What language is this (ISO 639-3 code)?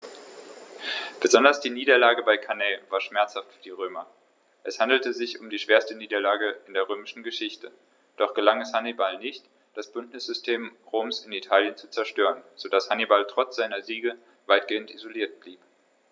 deu